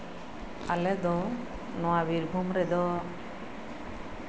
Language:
Santali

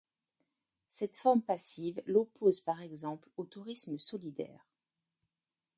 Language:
French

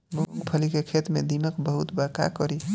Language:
Bhojpuri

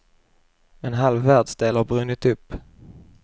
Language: Swedish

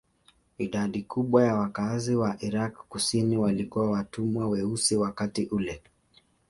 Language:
Swahili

